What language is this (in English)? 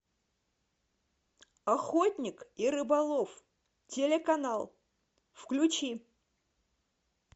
Russian